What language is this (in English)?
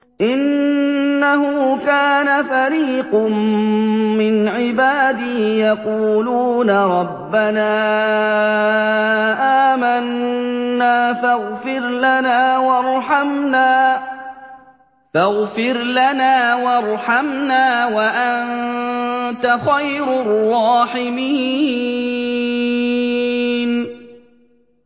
Arabic